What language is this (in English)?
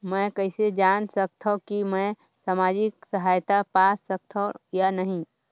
Chhattisgarhi